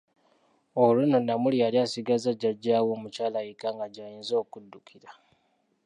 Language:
Ganda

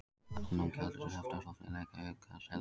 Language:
Icelandic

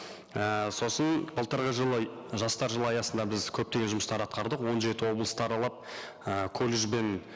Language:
Kazakh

